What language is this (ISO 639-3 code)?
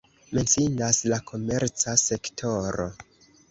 epo